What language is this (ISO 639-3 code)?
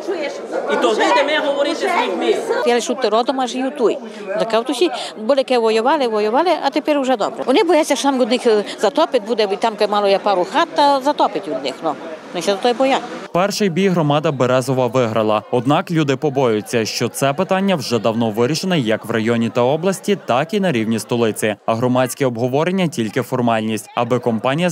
rus